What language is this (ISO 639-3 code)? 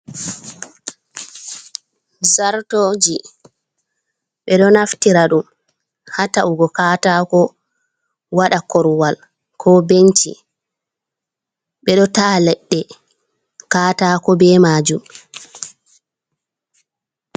ful